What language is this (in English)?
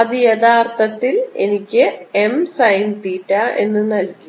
Malayalam